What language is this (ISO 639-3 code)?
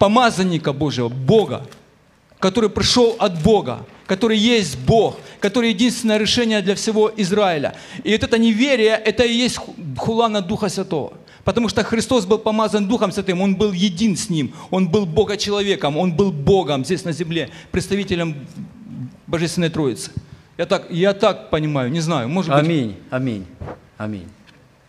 ukr